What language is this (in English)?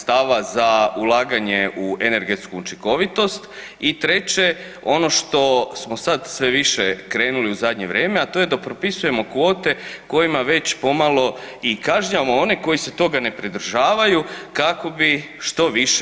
Croatian